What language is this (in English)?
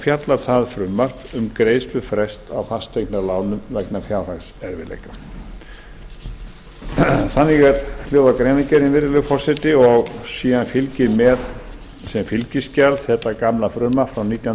Icelandic